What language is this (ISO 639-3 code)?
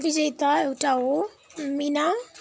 nep